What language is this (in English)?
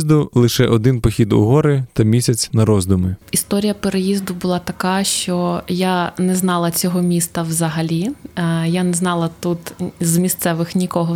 Ukrainian